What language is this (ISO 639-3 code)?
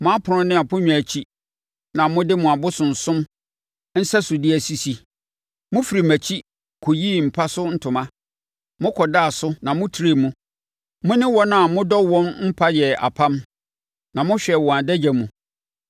aka